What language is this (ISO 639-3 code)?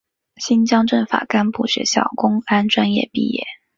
zho